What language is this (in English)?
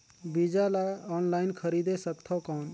Chhattisgarhi